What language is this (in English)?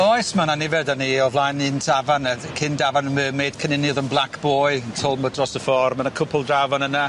Welsh